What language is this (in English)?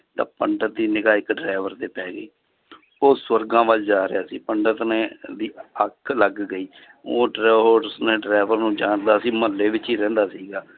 Punjabi